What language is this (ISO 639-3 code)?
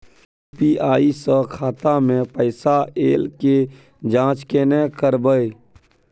mai